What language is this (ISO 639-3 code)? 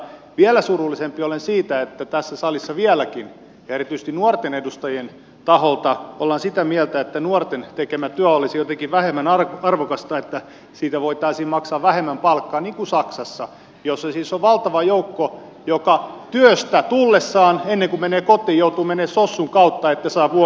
fin